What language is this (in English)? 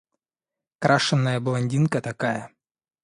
Russian